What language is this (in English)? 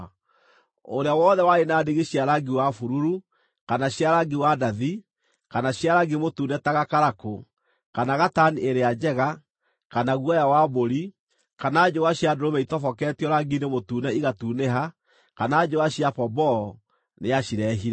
Kikuyu